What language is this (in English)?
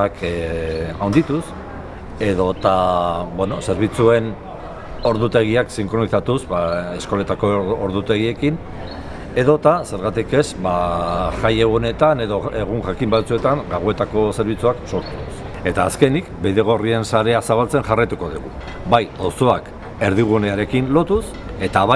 Italian